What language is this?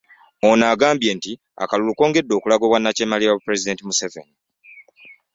Ganda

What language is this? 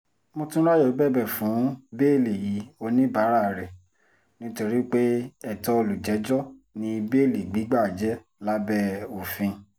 Yoruba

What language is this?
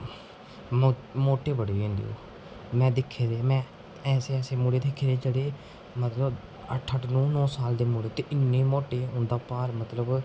Dogri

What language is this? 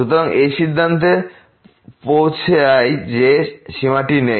Bangla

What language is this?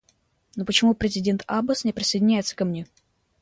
Russian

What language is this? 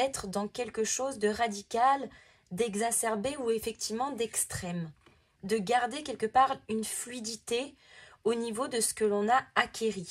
French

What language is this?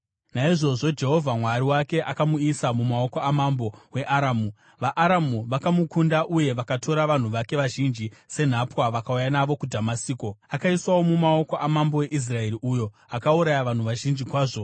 Shona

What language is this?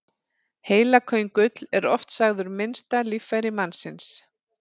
Icelandic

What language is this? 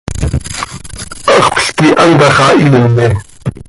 Seri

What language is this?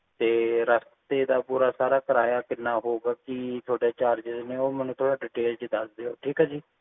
Punjabi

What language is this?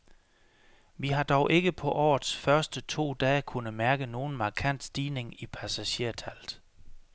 Danish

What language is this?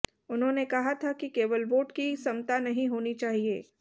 Hindi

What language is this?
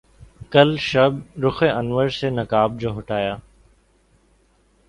Urdu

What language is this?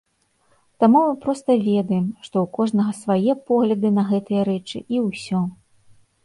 Belarusian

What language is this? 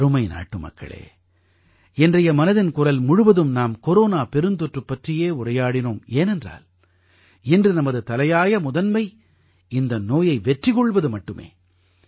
Tamil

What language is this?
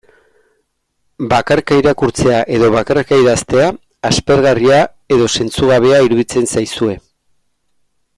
Basque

